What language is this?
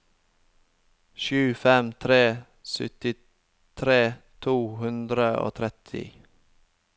Norwegian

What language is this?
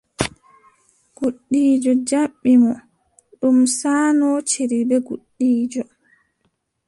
Adamawa Fulfulde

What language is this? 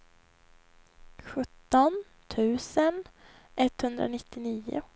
Swedish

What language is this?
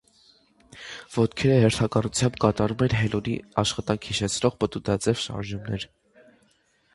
Armenian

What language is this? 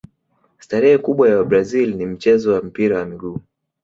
Swahili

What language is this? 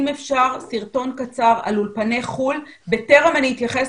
Hebrew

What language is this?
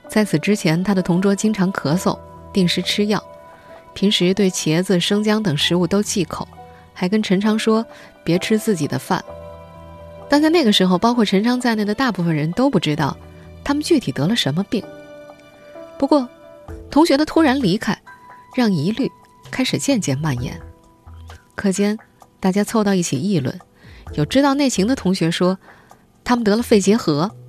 Chinese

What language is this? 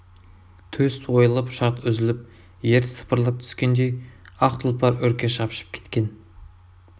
Kazakh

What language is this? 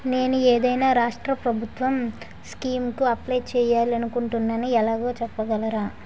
Telugu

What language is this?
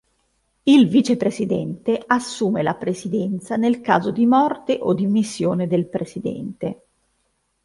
Italian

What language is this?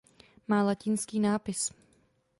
Czech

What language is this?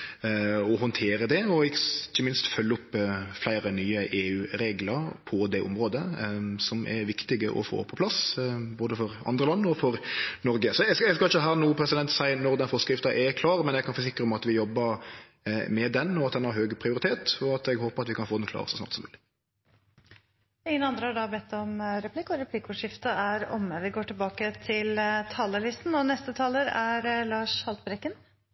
Norwegian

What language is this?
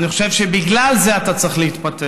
Hebrew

